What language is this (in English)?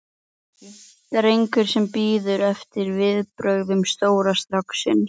Icelandic